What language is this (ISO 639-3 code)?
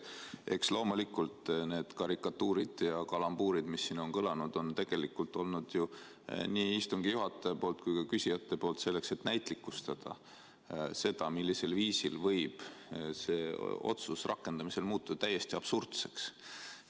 est